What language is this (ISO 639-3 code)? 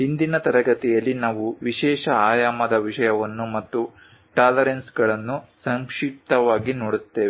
kan